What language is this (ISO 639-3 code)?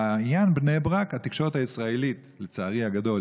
heb